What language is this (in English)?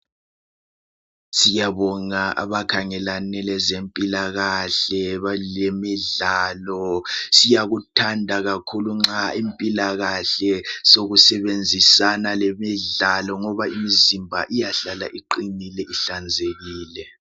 North Ndebele